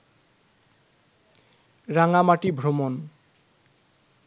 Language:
Bangla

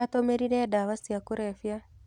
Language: Kikuyu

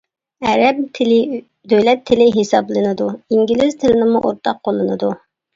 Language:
Uyghur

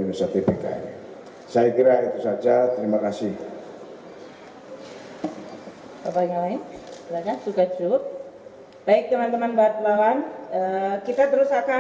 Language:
Indonesian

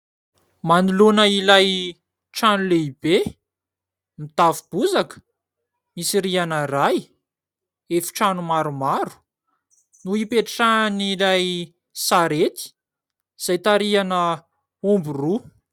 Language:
Malagasy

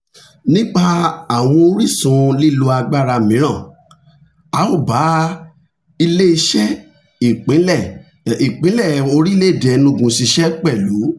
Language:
Yoruba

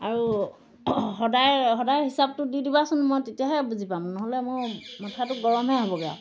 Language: Assamese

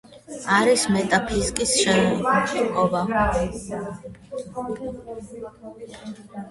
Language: Georgian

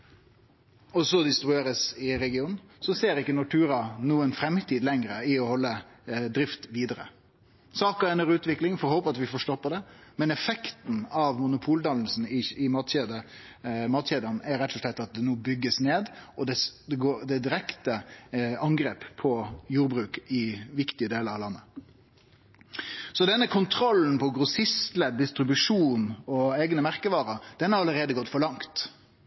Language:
Norwegian Nynorsk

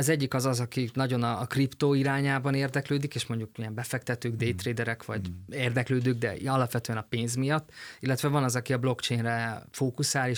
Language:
Hungarian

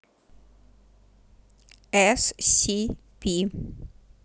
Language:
Russian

